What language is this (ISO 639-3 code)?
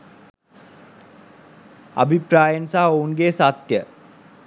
sin